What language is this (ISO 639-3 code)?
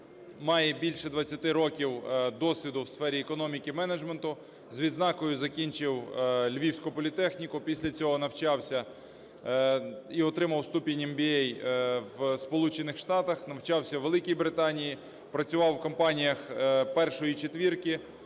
ukr